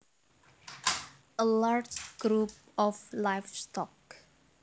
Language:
Javanese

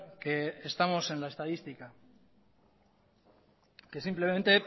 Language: Spanish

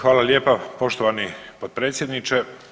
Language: Croatian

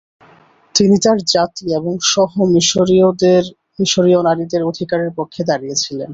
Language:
Bangla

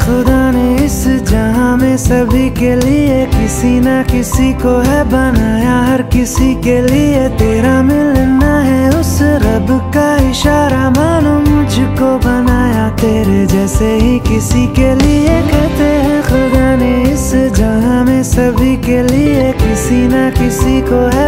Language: Latvian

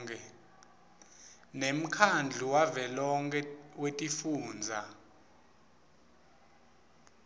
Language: Swati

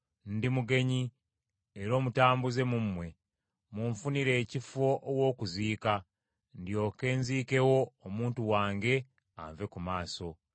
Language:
Ganda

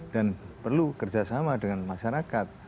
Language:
Indonesian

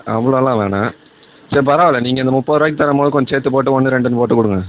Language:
Tamil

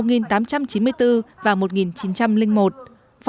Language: Vietnamese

